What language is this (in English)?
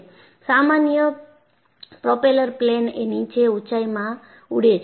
Gujarati